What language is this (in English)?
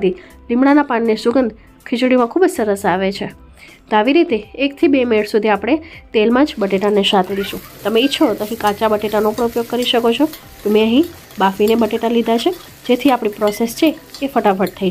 Romanian